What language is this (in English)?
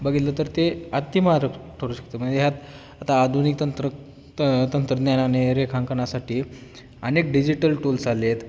Marathi